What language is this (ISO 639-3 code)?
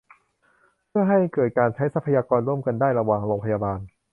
tha